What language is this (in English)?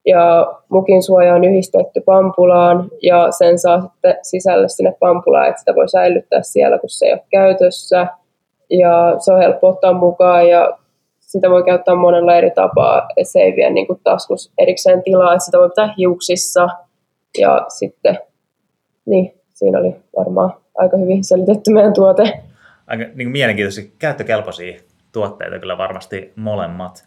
Finnish